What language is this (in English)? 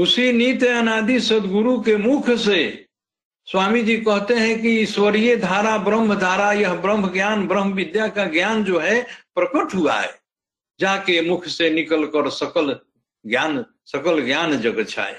Hindi